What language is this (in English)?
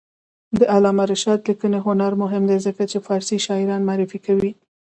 Pashto